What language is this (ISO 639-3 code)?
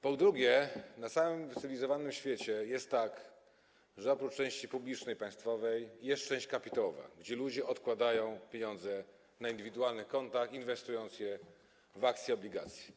pol